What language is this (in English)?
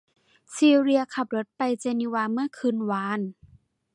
Thai